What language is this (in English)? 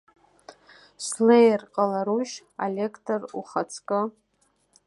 Abkhazian